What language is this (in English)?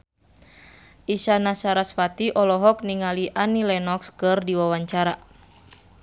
Sundanese